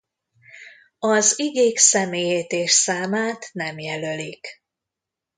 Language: Hungarian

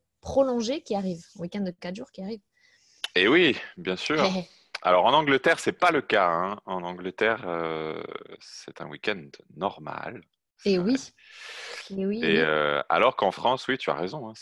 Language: French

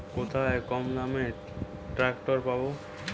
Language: Bangla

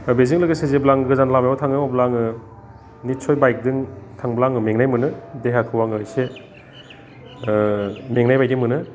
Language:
Bodo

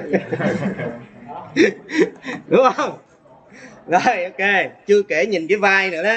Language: Vietnamese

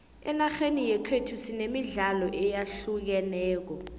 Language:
South Ndebele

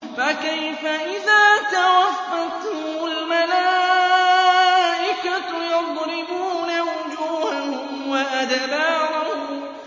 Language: Arabic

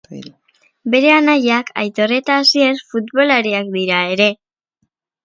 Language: Basque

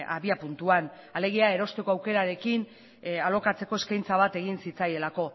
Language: Basque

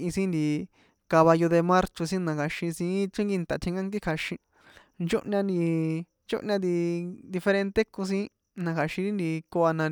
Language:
San Juan Atzingo Popoloca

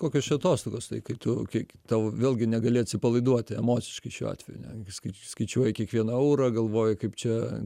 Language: Lithuanian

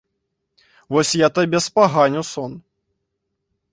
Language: Belarusian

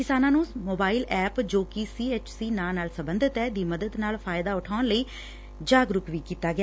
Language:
Punjabi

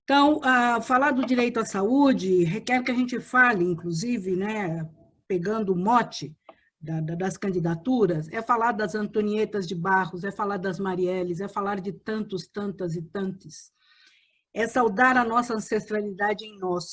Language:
Portuguese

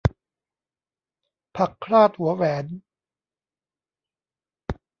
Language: Thai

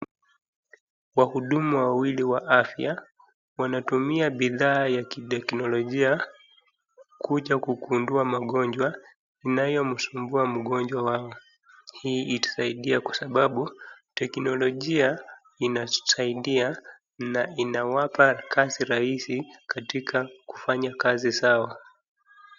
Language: Swahili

